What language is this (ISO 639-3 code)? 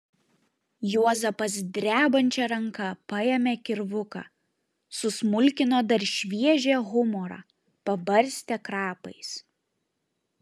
lit